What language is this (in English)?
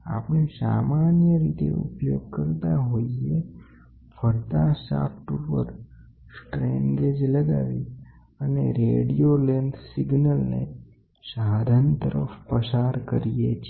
Gujarati